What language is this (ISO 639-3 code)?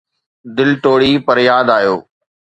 snd